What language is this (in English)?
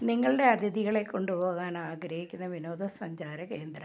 Malayalam